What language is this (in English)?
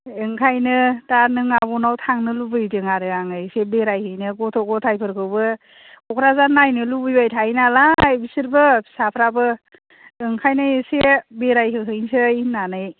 Bodo